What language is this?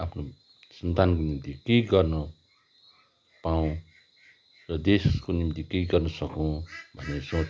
Nepali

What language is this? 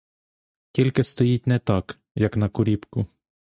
Ukrainian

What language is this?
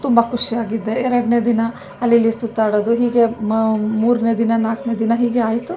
Kannada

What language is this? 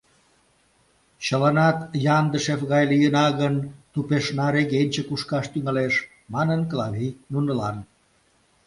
Mari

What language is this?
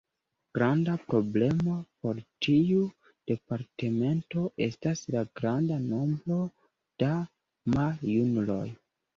Esperanto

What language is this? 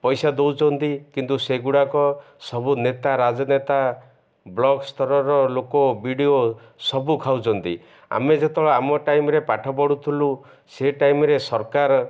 Odia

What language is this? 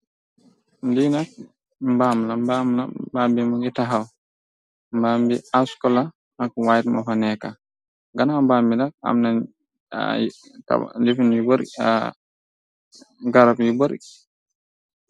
Wolof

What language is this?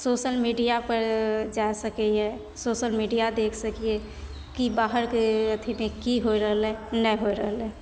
Maithili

